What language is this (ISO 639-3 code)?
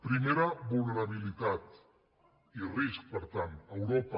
cat